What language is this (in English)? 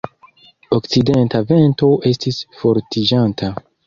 Esperanto